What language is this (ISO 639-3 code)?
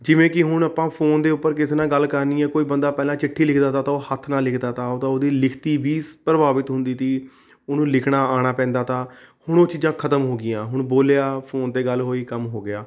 pan